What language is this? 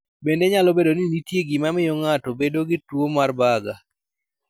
Luo (Kenya and Tanzania)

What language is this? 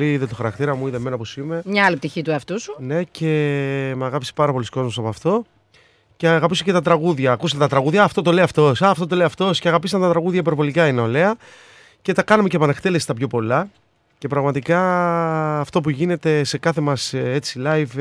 Greek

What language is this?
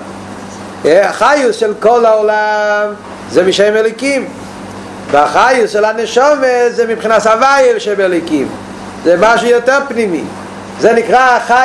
Hebrew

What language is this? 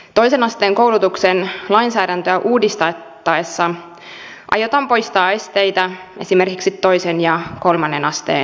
Finnish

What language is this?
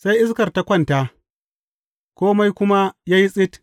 Hausa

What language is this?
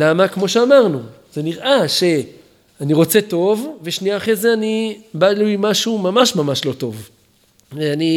Hebrew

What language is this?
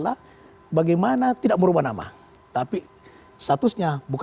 Indonesian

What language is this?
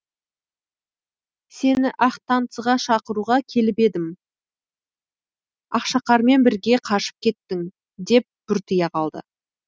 Kazakh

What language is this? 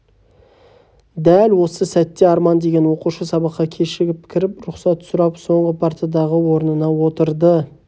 Kazakh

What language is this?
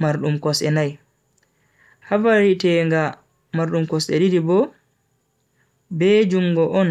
Bagirmi Fulfulde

